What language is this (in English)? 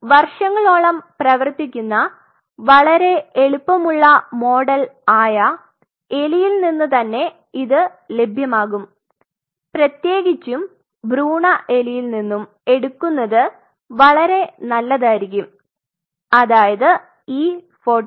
Malayalam